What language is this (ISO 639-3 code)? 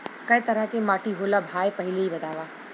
bho